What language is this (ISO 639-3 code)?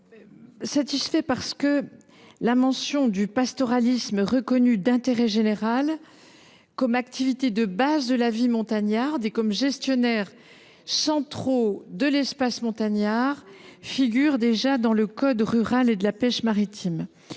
fra